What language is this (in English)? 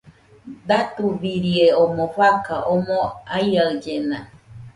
Nüpode Huitoto